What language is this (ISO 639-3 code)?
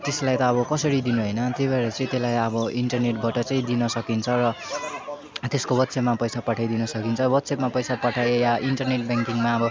nep